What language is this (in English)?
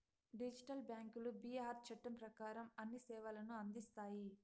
Telugu